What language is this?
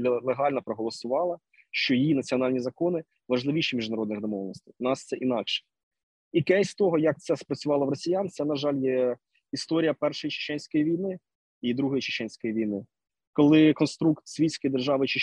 Ukrainian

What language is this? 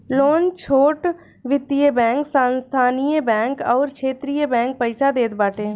Bhojpuri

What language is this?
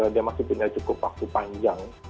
Indonesian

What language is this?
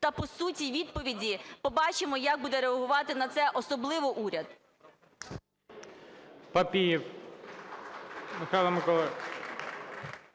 Ukrainian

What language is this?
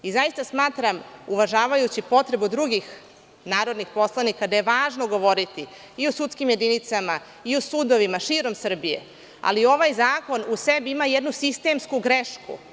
Serbian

